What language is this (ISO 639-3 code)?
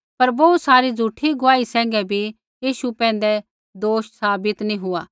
kfx